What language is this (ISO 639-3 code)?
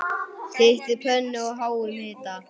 isl